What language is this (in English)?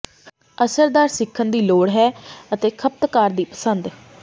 Punjabi